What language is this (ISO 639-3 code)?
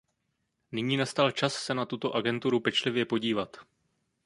ces